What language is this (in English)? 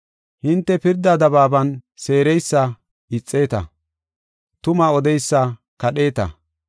Gofa